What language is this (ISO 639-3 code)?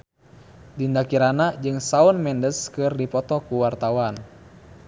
sun